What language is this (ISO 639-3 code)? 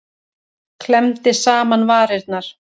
isl